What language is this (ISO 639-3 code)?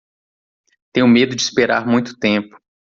por